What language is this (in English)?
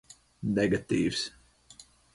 Latvian